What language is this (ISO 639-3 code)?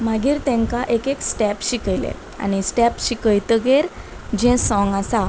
kok